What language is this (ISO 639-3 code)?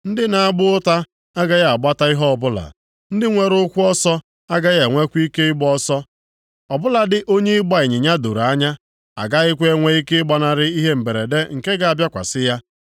ibo